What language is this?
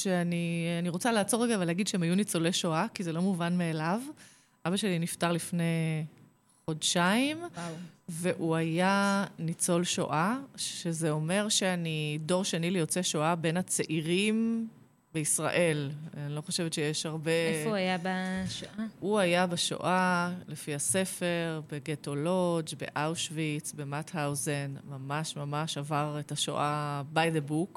Hebrew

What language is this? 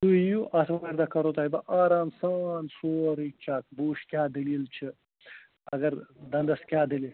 Kashmiri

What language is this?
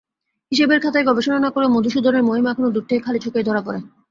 Bangla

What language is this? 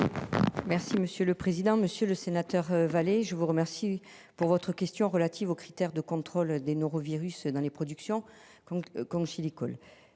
French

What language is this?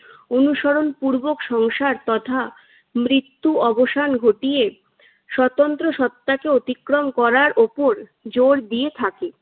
Bangla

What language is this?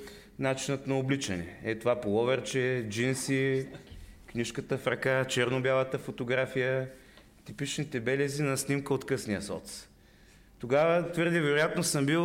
Bulgarian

